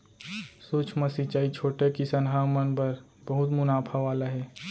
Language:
Chhattisgarhi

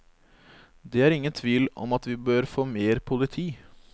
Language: Norwegian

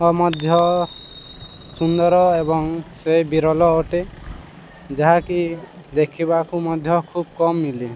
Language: Odia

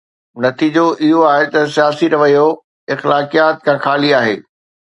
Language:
Sindhi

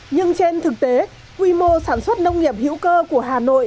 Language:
Vietnamese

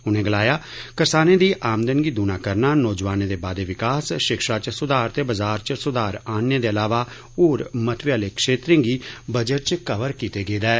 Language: Dogri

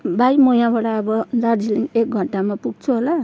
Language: Nepali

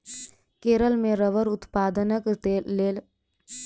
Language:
Maithili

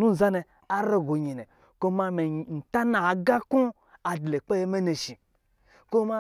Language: Lijili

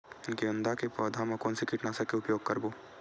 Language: Chhattisgarhi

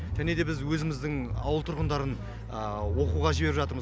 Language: Kazakh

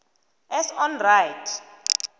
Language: South Ndebele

